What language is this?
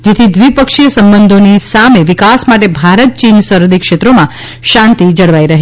Gujarati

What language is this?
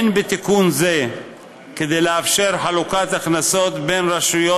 Hebrew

